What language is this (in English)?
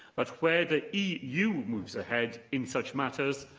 English